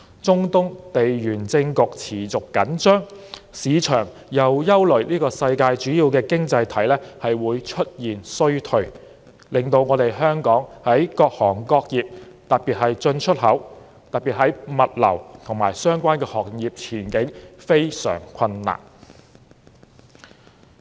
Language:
Cantonese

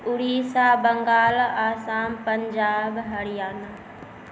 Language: Maithili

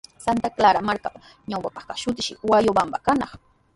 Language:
Sihuas Ancash Quechua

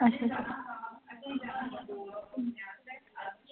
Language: Dogri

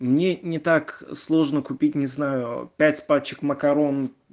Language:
Russian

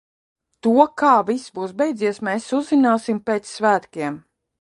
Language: Latvian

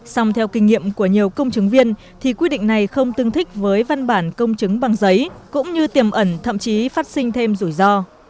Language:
Vietnamese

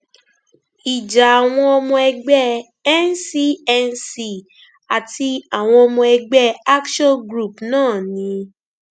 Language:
Yoruba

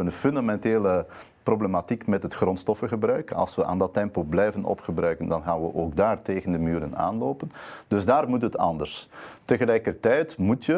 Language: Dutch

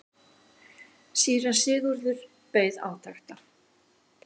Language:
Icelandic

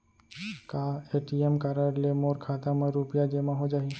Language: Chhattisgarhi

